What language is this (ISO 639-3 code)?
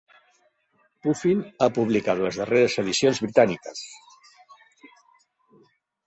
cat